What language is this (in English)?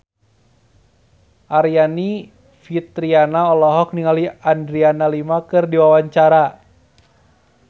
Sundanese